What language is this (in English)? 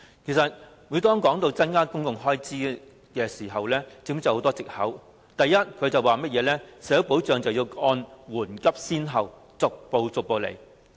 Cantonese